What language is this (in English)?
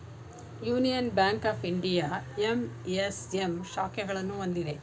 Kannada